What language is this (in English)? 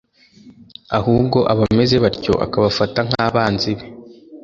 Kinyarwanda